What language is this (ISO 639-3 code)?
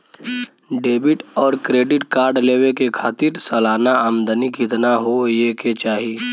bho